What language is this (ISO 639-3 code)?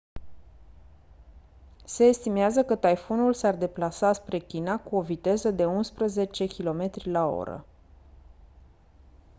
ron